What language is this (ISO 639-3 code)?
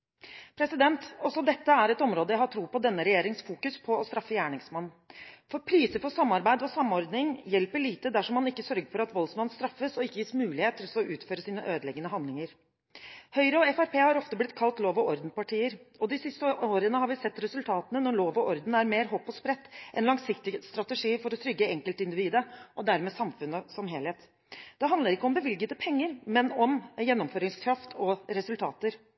nob